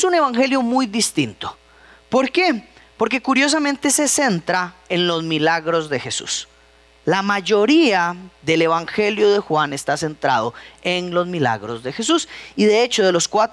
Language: Spanish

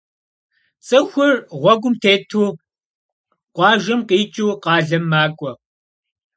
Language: Kabardian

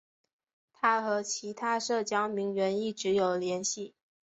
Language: Chinese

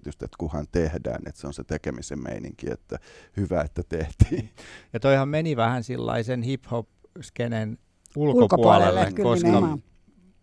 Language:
Finnish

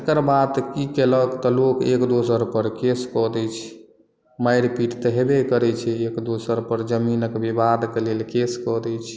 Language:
Maithili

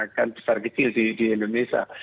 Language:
Indonesian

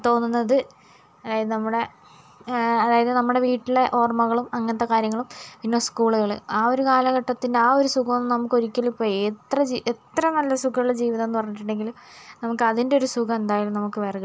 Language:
Malayalam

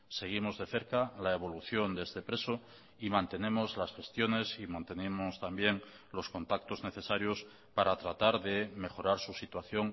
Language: Spanish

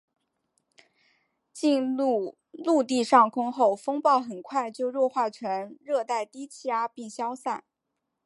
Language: Chinese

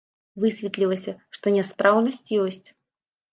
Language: Belarusian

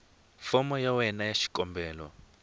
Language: Tsonga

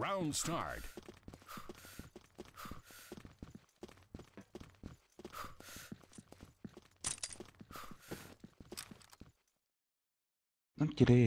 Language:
Polish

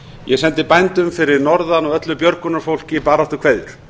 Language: Icelandic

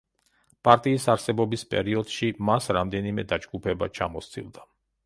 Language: Georgian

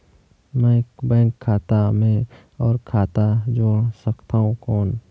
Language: Chhattisgarhi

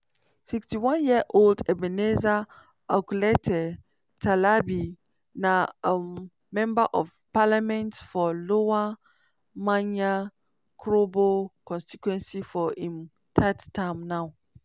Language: Nigerian Pidgin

